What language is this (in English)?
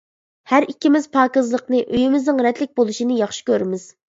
Uyghur